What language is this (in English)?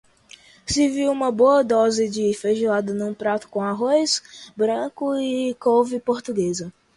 Portuguese